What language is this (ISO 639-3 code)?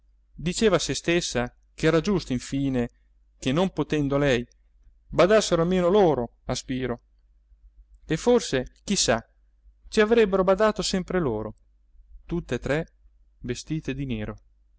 ita